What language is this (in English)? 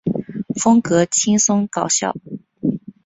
Chinese